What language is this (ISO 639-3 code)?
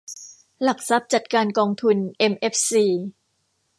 tha